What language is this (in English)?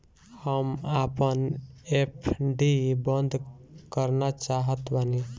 Bhojpuri